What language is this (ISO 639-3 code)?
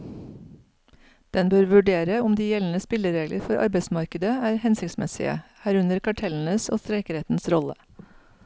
nor